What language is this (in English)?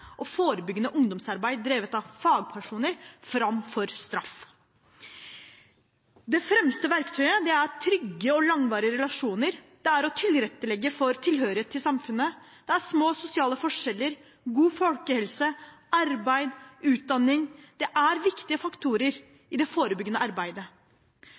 Norwegian Bokmål